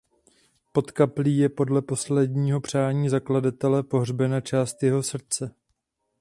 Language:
Czech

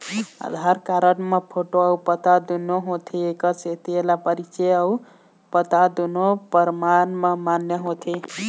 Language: Chhattisgarhi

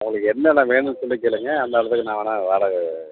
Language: Tamil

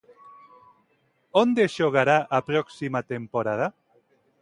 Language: Galician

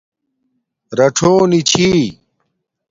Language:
Domaaki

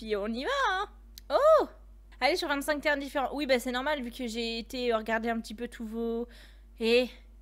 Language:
French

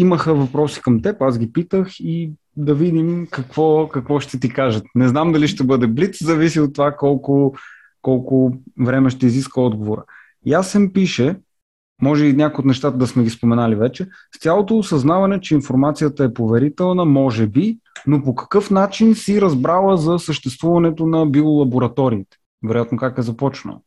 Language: Bulgarian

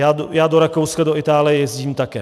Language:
Czech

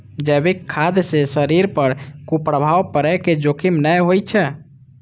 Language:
Maithili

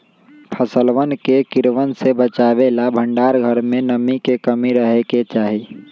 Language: Magahi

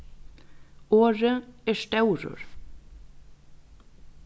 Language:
Faroese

